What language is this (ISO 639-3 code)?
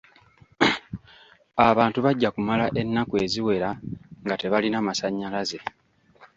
lug